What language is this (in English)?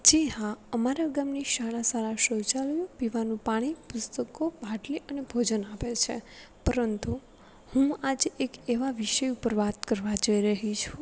Gujarati